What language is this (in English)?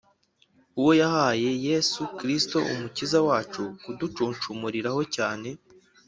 Kinyarwanda